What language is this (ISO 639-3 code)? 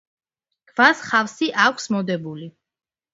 kat